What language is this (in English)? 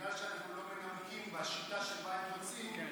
Hebrew